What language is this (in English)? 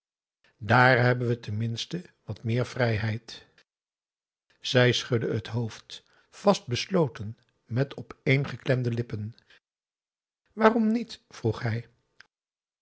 Dutch